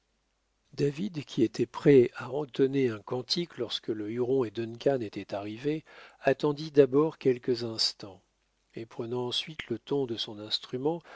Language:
French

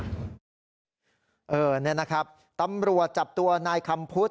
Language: Thai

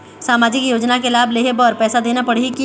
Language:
Chhattisgarhi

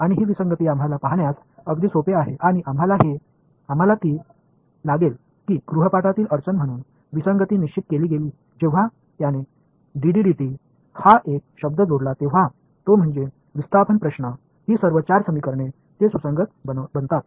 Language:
Marathi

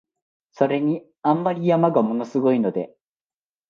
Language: Japanese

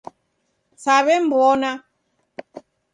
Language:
Taita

